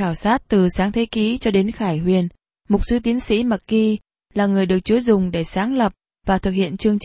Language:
Vietnamese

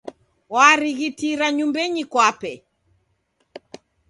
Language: Taita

